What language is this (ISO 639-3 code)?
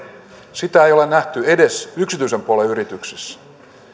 fin